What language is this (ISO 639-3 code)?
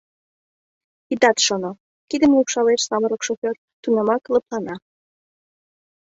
chm